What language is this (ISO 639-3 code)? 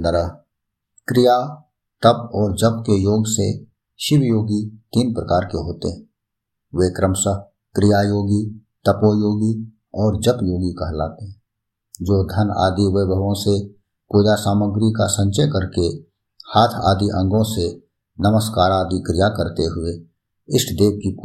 hin